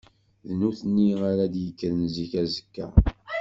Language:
Kabyle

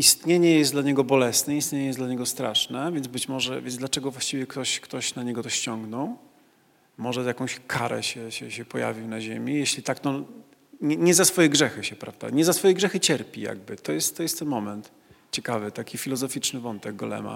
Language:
Polish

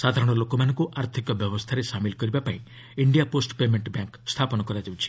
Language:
Odia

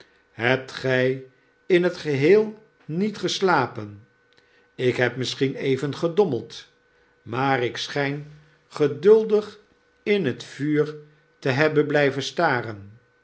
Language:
Dutch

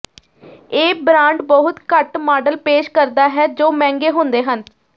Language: Punjabi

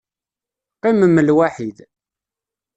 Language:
Kabyle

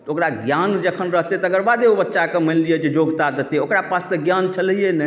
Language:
Maithili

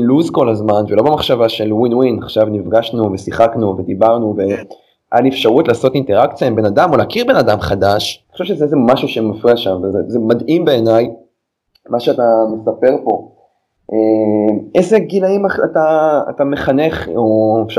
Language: Hebrew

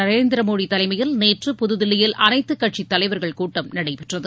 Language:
Tamil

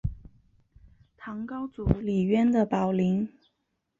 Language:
Chinese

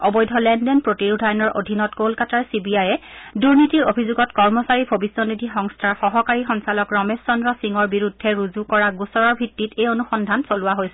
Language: Assamese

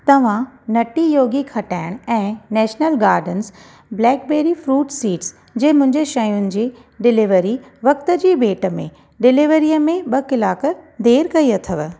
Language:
Sindhi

